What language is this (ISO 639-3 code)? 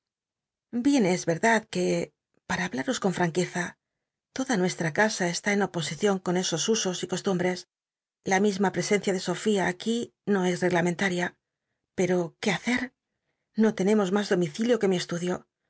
spa